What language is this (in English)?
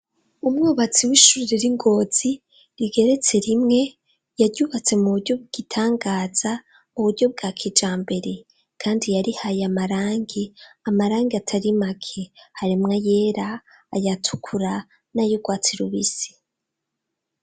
Rundi